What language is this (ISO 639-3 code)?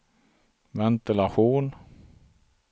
swe